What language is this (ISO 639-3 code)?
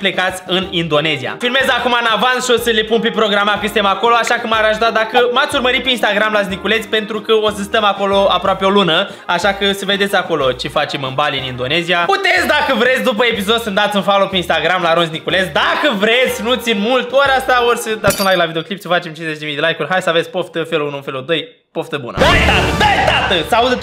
ron